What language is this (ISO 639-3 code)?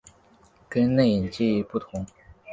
zho